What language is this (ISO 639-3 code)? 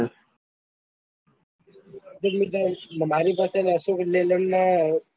guj